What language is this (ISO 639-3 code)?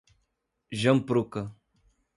por